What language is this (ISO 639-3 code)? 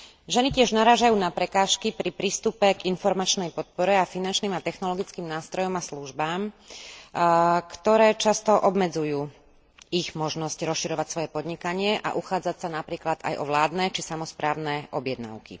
slk